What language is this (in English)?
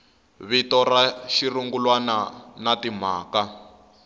Tsonga